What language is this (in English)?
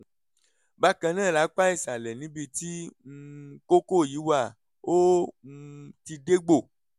Yoruba